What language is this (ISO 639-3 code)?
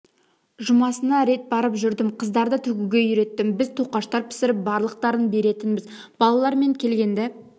kaz